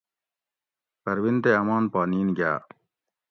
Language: Gawri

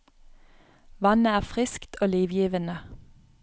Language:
Norwegian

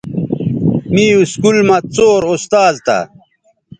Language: Bateri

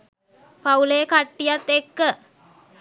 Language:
Sinhala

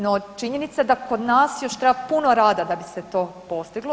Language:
Croatian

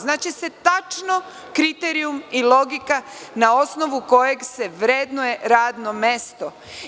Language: Serbian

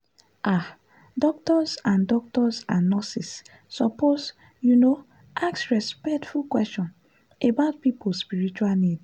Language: Nigerian Pidgin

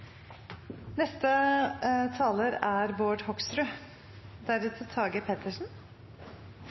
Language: Norwegian Bokmål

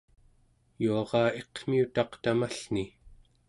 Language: Central Yupik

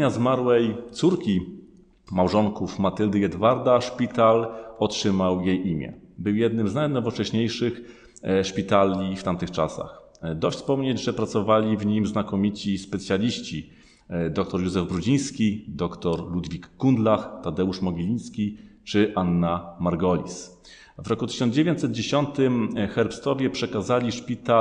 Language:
Polish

